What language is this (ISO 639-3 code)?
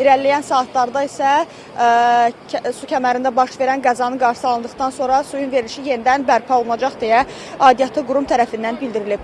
tur